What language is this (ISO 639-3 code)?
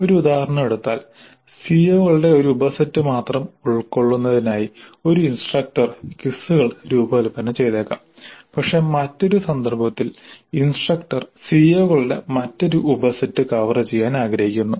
mal